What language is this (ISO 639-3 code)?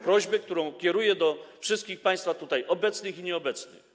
pol